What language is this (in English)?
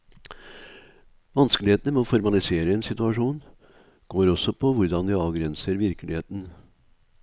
Norwegian